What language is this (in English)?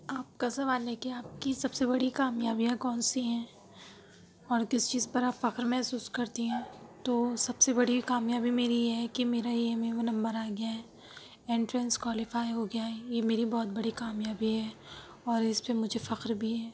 Urdu